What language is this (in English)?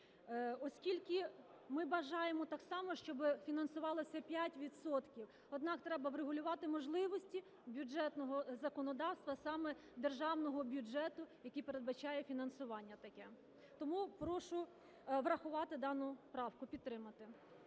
Ukrainian